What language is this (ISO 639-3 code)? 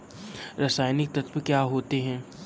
hin